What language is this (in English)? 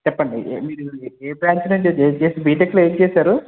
Telugu